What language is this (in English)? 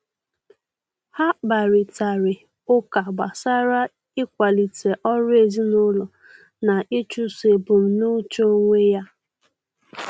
Igbo